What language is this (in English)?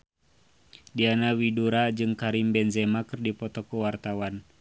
Sundanese